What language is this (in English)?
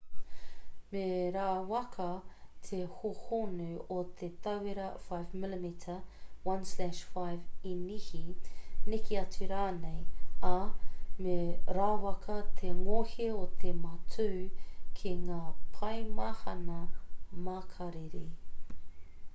Māori